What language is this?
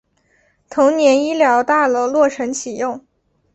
Chinese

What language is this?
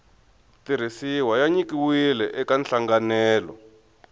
Tsonga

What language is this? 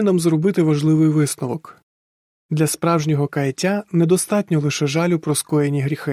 Ukrainian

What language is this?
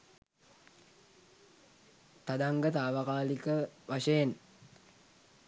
Sinhala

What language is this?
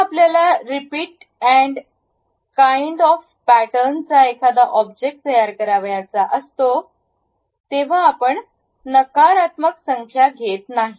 Marathi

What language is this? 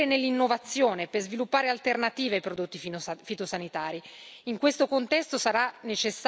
Italian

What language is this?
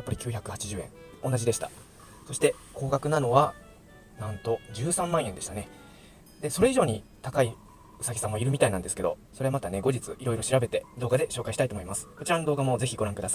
Japanese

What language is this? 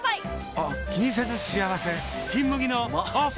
Japanese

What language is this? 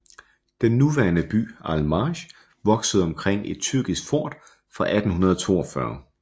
Danish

